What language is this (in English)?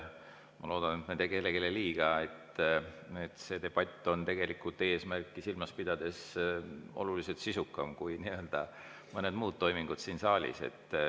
Estonian